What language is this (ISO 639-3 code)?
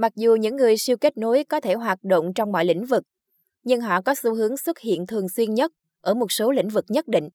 vie